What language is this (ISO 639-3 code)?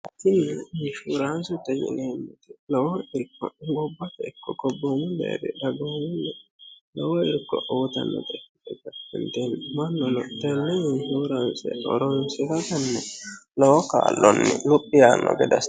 sid